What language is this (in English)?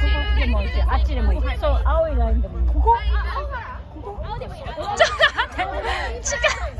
Japanese